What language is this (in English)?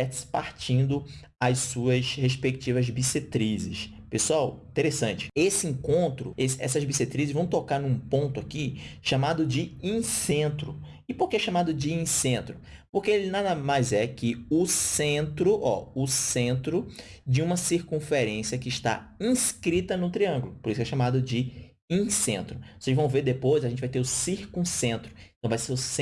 Portuguese